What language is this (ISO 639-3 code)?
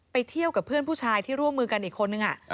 tha